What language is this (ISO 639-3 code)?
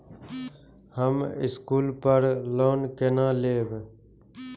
mai